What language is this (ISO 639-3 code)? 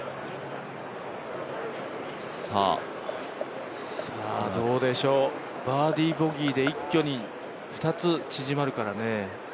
jpn